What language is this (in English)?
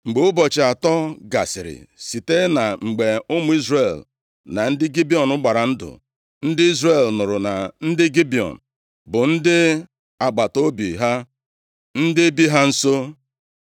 Igbo